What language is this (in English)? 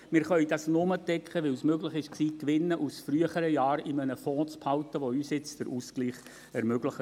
Swiss German